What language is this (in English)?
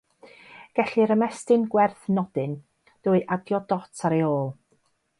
Welsh